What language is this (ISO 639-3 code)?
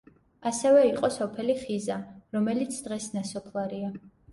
kat